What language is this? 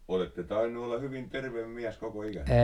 Finnish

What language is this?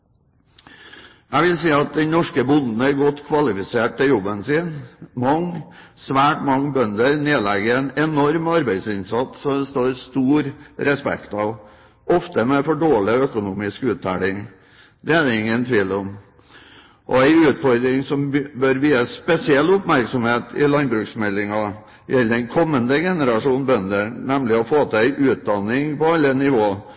Norwegian Bokmål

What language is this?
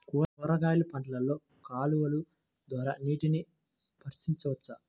Telugu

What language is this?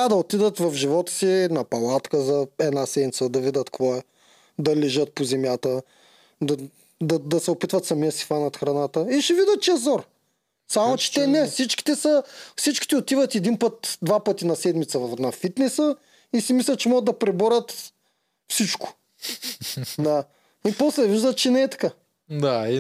Bulgarian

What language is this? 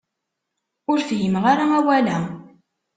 Kabyle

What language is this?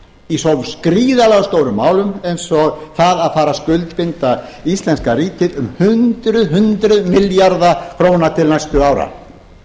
Icelandic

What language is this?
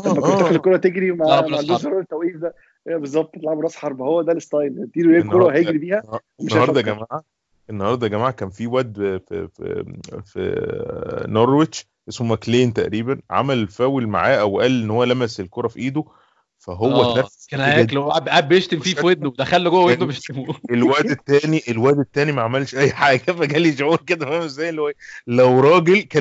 Arabic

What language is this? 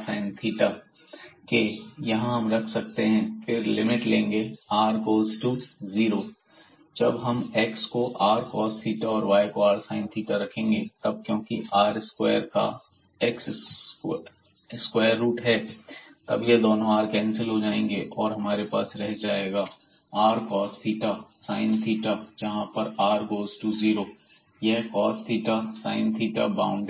Hindi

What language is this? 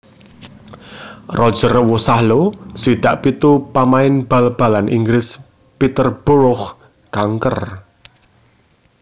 Javanese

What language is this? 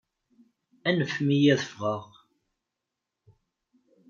Kabyle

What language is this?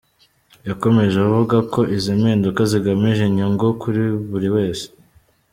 Kinyarwanda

